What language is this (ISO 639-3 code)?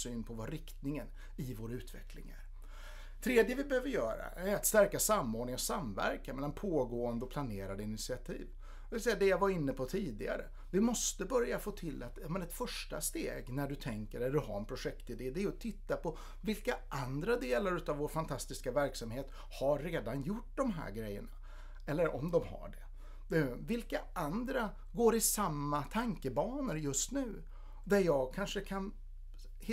swe